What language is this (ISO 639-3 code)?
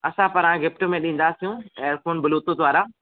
snd